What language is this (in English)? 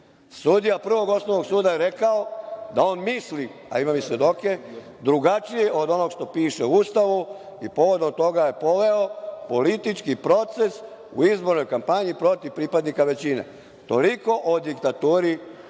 Serbian